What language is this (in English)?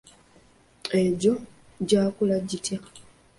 Ganda